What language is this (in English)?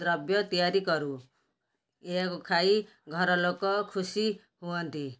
Odia